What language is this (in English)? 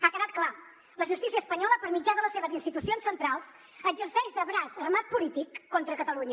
Catalan